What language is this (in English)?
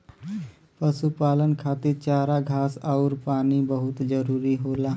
Bhojpuri